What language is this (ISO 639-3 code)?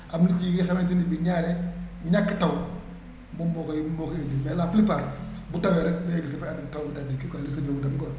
wol